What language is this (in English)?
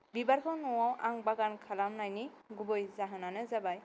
Bodo